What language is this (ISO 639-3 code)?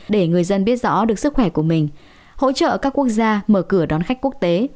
vie